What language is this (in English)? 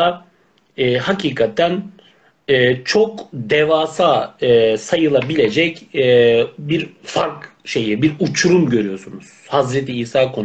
Turkish